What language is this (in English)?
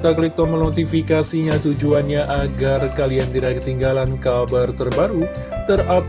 Indonesian